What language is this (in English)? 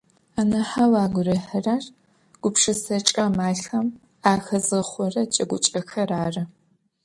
Adyghe